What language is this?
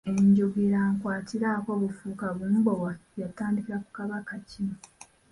Ganda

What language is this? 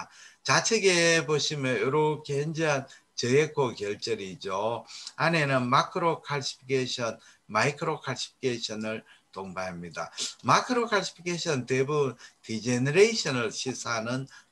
Korean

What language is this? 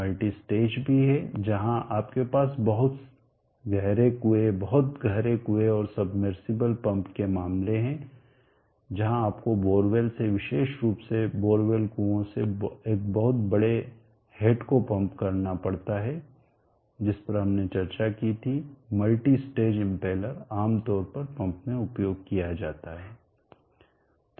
Hindi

